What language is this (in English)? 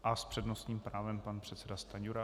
Czech